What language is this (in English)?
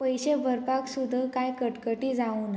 Konkani